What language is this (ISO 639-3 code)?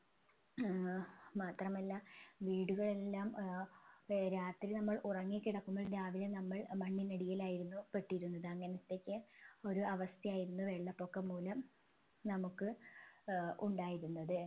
mal